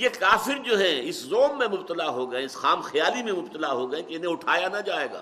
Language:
Urdu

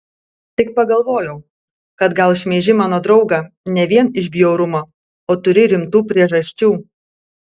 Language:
Lithuanian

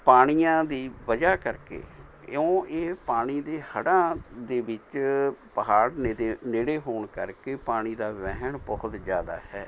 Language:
Punjabi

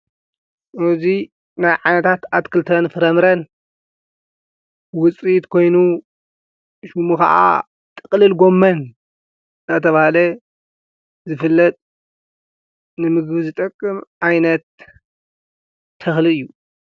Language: Tigrinya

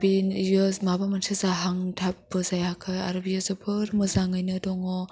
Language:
Bodo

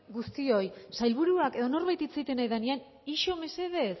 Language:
Basque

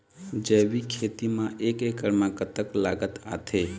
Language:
Chhattisgarhi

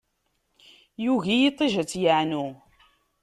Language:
Kabyle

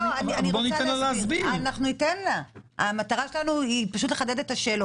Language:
Hebrew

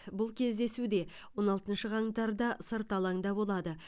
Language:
Kazakh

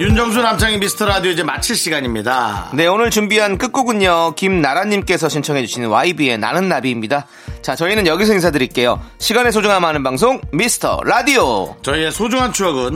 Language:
Korean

